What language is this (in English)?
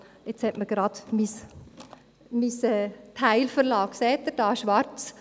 Swiss German